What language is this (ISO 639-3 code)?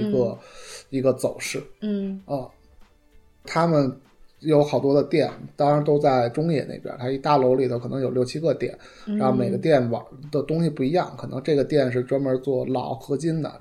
zho